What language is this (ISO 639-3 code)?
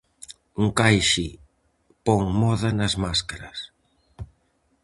glg